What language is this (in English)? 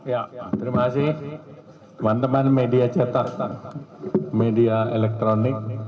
Indonesian